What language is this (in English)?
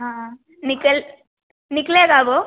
Hindi